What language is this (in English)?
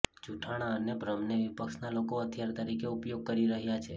Gujarati